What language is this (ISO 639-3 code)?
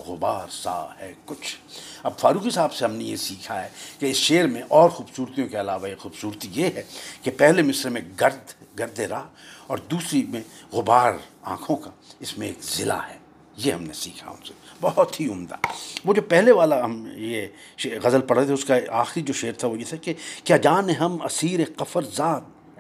urd